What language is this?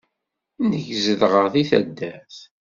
Kabyle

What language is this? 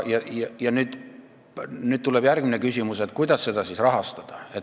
Estonian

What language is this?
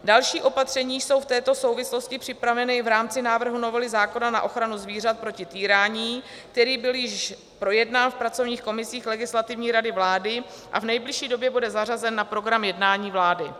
Czech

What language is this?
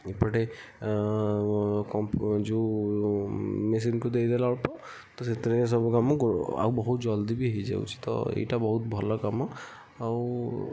Odia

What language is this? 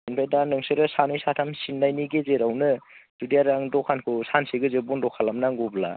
Bodo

